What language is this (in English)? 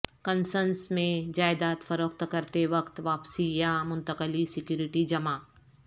Urdu